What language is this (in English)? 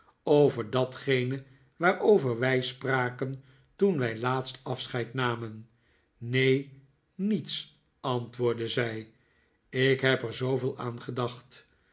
Dutch